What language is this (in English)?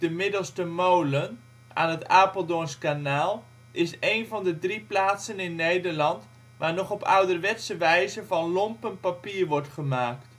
Dutch